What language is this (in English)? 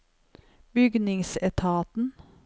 Norwegian